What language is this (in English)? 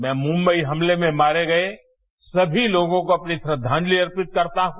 Hindi